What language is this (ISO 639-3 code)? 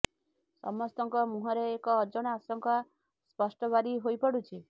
ori